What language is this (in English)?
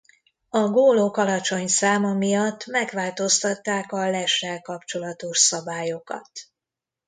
Hungarian